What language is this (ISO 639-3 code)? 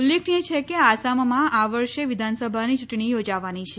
guj